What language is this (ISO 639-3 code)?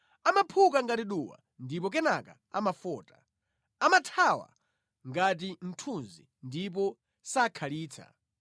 nya